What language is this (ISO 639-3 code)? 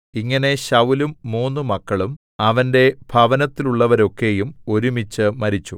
mal